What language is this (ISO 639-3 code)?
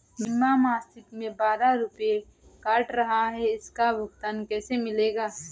hin